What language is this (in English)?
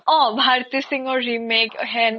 Assamese